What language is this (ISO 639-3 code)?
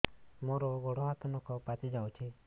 ori